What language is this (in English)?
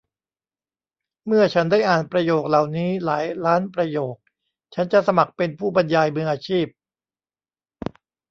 Thai